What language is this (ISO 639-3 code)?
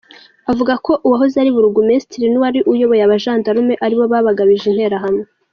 kin